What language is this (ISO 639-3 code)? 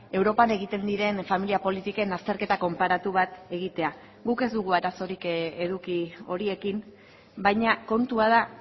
eus